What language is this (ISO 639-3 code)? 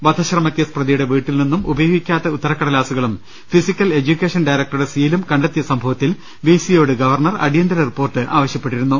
mal